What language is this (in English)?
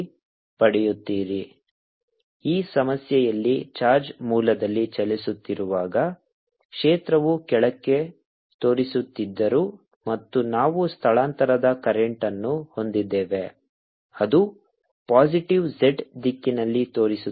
Kannada